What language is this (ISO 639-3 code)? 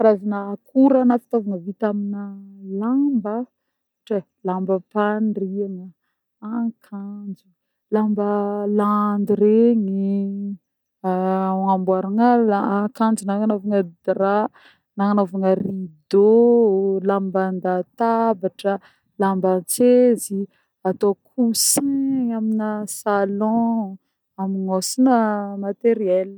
bmm